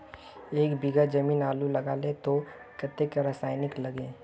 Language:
Magahi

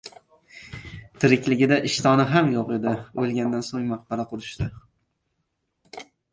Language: Uzbek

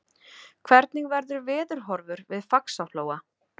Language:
Icelandic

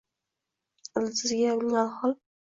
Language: Uzbek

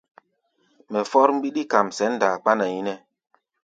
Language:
Gbaya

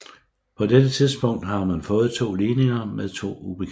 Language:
Danish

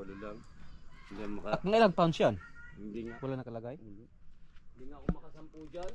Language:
Filipino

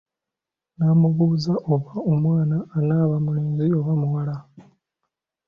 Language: Ganda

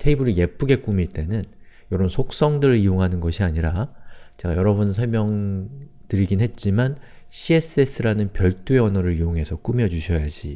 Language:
Korean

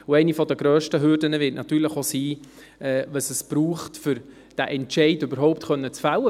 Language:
Swiss German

